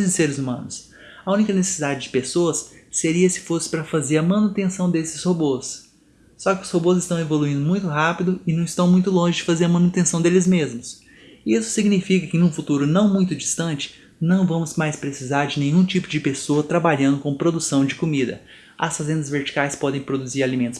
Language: Portuguese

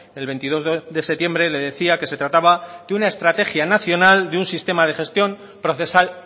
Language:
Spanish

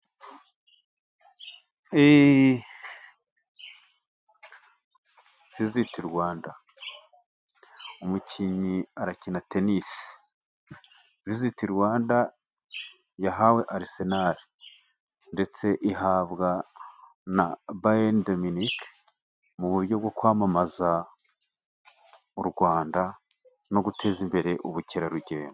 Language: Kinyarwanda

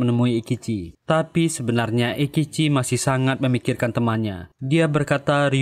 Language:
Indonesian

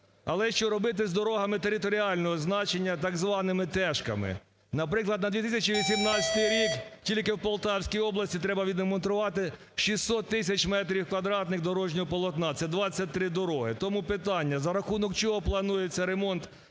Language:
Ukrainian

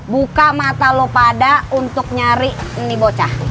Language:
Indonesian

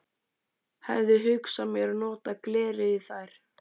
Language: Icelandic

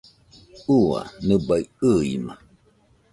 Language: Nüpode Huitoto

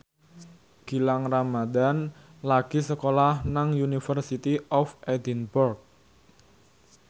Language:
Javanese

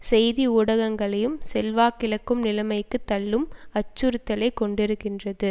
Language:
Tamil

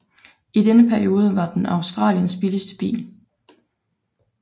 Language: Danish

